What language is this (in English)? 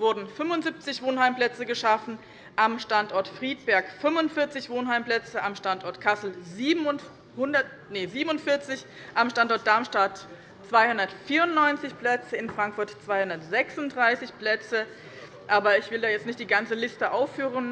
German